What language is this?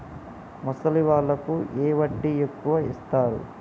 Telugu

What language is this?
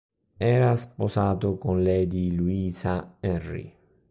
Italian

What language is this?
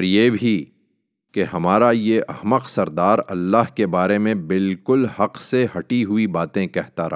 Urdu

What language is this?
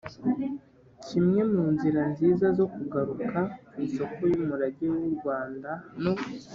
Kinyarwanda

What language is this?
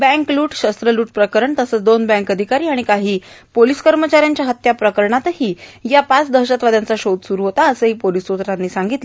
Marathi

